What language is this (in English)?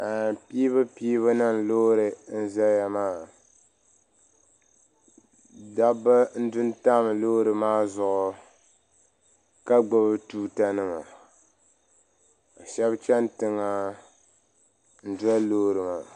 Dagbani